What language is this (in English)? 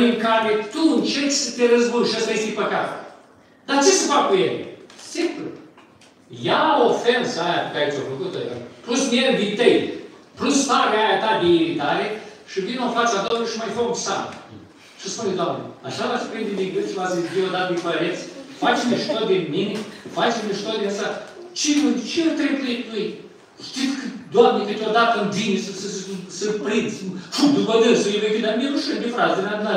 Romanian